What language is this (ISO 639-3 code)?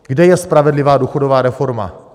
ces